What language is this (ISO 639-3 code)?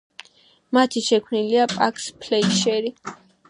kat